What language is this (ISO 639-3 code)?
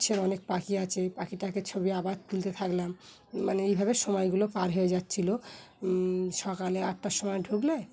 ben